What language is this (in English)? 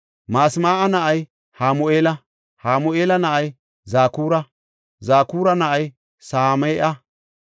Gofa